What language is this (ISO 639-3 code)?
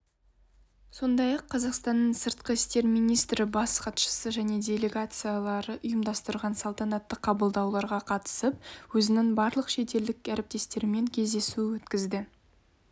kaz